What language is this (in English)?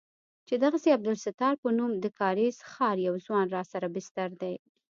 Pashto